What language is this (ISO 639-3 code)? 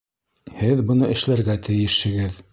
bak